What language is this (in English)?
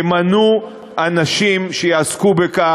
Hebrew